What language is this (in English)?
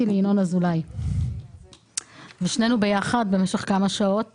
Hebrew